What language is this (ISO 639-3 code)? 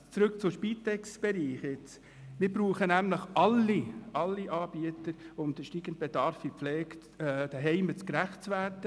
gsw